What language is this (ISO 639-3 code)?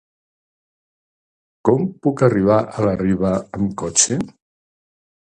cat